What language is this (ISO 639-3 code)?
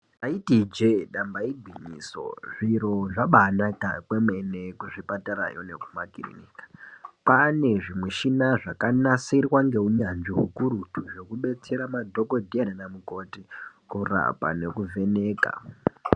ndc